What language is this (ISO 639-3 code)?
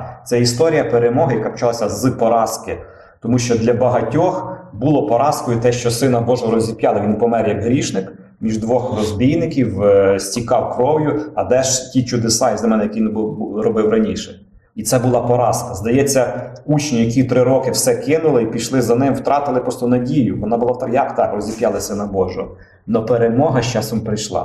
ukr